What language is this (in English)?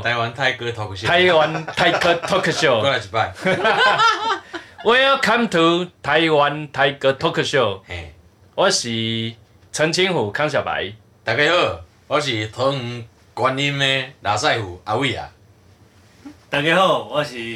Chinese